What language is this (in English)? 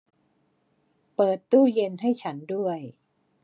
Thai